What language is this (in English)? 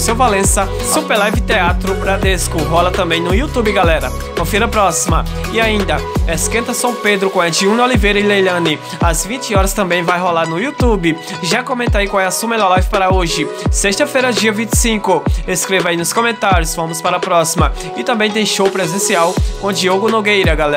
Portuguese